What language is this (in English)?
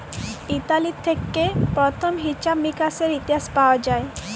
Bangla